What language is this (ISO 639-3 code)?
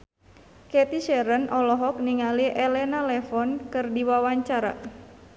sun